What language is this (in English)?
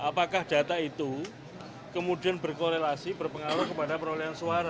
Indonesian